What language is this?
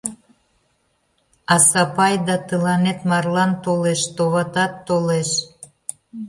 Mari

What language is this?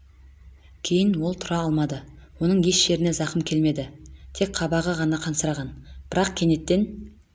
Kazakh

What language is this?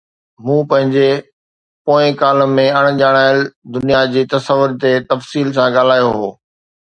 Sindhi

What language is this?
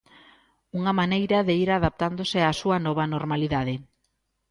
Galician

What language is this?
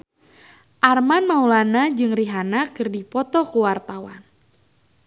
Sundanese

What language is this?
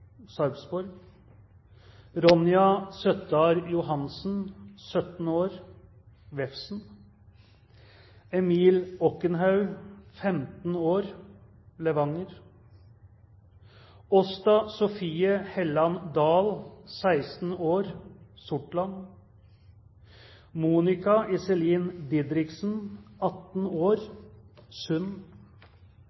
Norwegian Bokmål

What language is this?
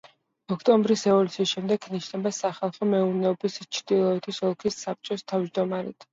Georgian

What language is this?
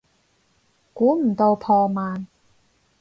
Cantonese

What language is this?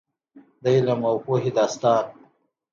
Pashto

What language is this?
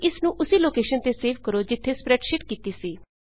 Punjabi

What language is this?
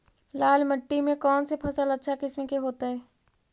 Magahi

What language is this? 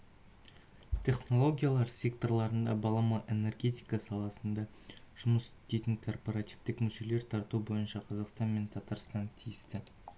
Kazakh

